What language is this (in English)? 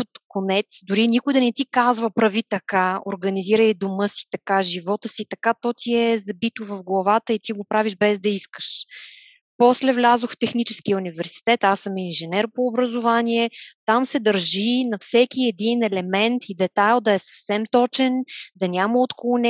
Bulgarian